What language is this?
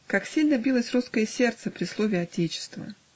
Russian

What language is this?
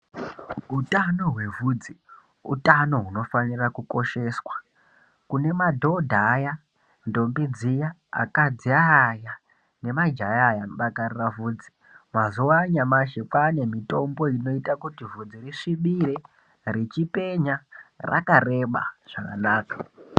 Ndau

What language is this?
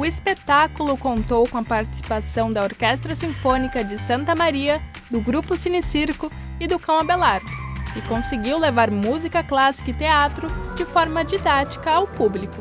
Portuguese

